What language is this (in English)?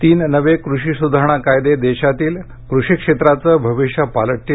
Marathi